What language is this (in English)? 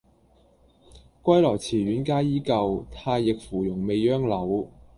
Cantonese